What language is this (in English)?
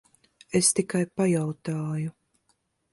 Latvian